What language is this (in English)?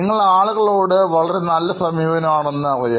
Malayalam